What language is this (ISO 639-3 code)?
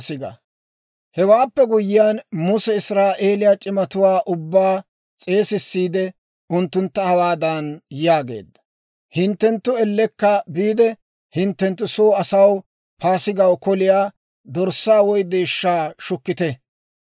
dwr